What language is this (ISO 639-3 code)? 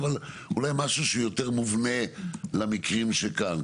heb